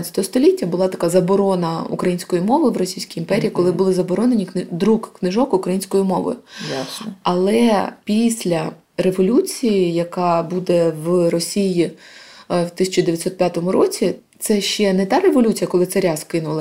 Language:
Ukrainian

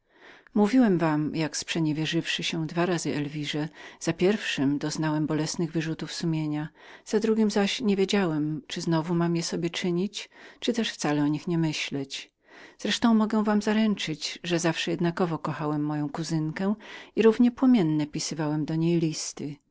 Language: Polish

